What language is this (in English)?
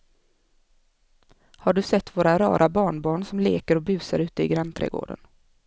Swedish